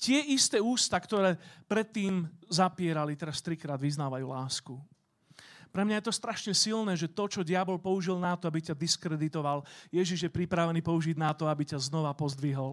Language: Slovak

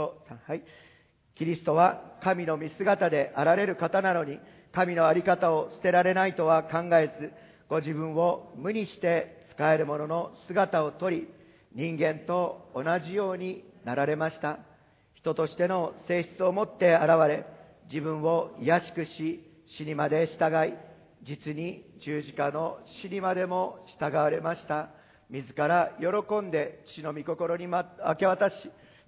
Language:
Japanese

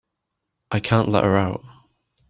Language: English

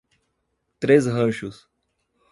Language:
Portuguese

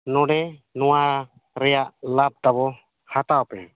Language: Santali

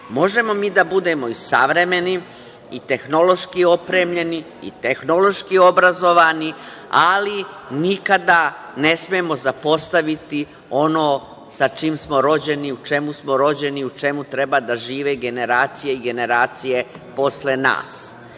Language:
Serbian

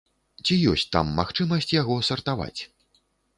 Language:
Belarusian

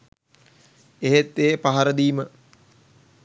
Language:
Sinhala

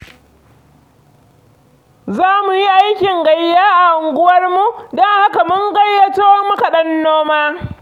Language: Hausa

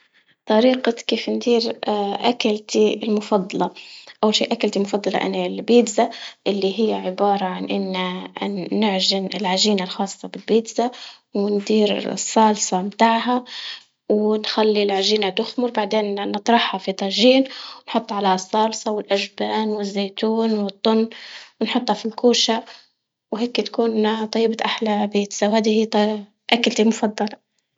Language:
Libyan Arabic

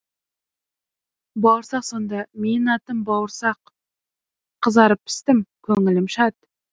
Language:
Kazakh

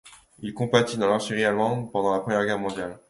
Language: French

